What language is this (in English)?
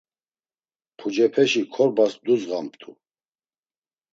Laz